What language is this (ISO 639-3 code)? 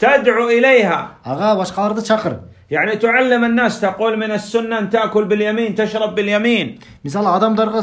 ara